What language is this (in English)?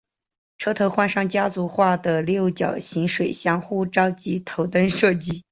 Chinese